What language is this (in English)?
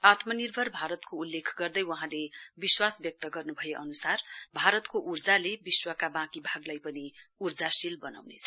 Nepali